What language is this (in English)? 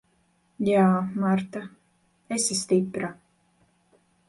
Latvian